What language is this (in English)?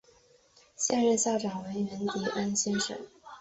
Chinese